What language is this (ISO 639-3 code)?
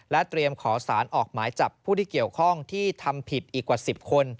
tha